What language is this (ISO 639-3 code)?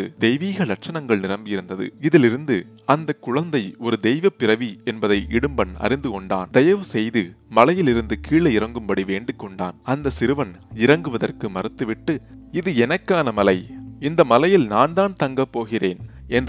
tam